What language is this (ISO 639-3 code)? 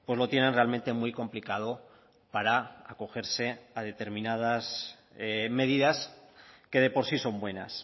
spa